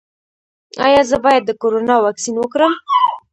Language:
Pashto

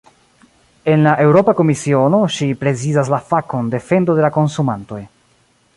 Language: Esperanto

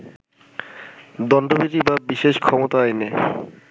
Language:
Bangla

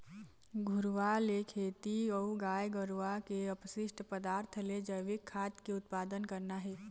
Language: Chhattisgarhi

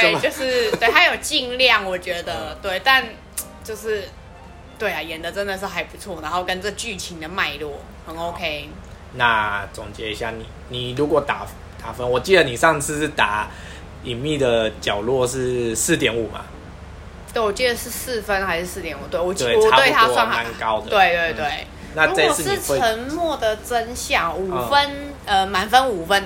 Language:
Chinese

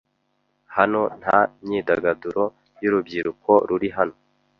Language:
Kinyarwanda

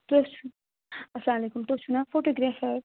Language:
Kashmiri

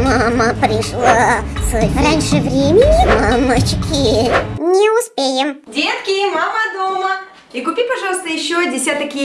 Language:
Russian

